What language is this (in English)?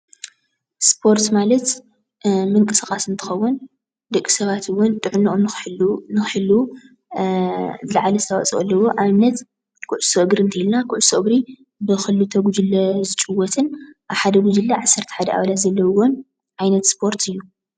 Tigrinya